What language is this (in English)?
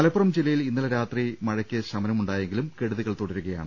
Malayalam